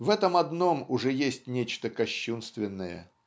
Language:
Russian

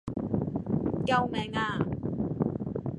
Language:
Cantonese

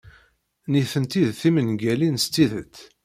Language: Kabyle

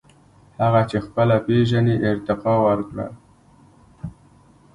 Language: Pashto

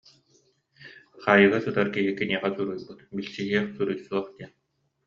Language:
Yakut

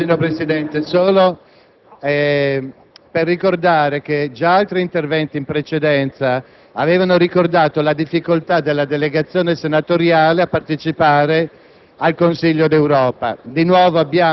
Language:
Italian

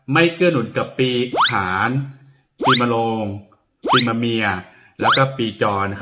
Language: Thai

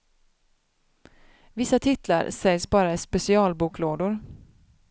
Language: Swedish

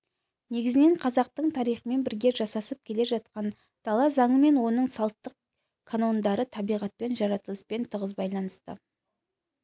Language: Kazakh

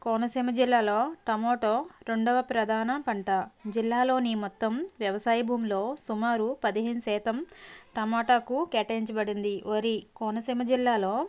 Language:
Telugu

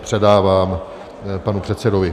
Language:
Czech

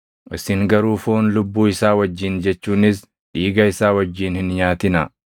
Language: Oromo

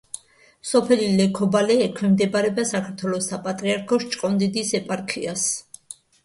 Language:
Georgian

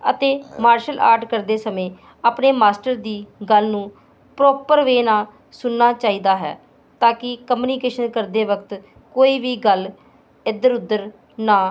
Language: Punjabi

